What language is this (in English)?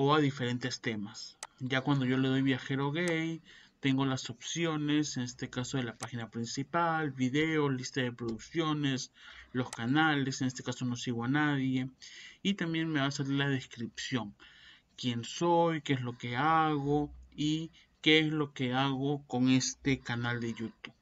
Spanish